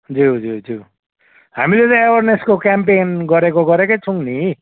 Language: Nepali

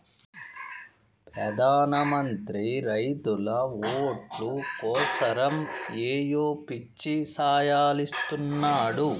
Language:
Telugu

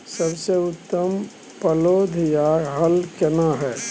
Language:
Maithili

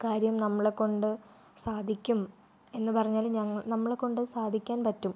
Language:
Malayalam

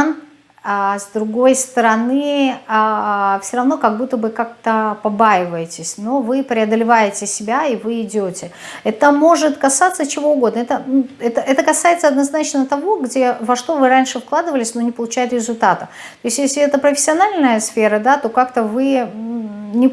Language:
Russian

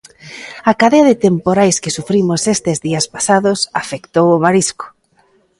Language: Galician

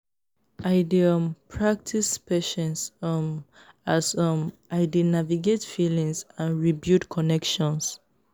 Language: Nigerian Pidgin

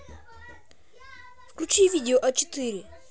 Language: Russian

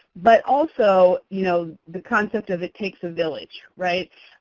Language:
English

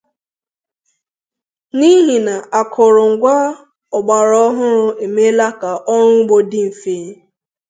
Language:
Igbo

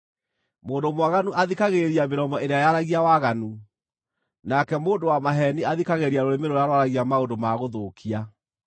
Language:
Kikuyu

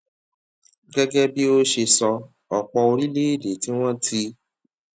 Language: Yoruba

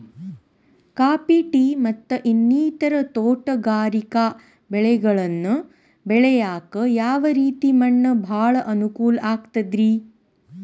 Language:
Kannada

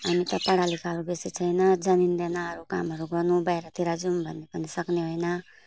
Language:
Nepali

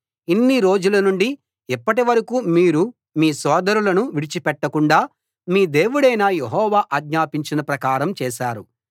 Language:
Telugu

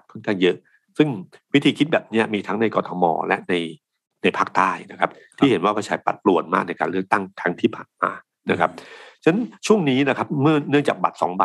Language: Thai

